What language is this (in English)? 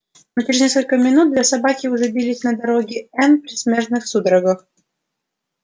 Russian